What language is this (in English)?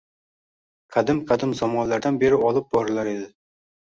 Uzbek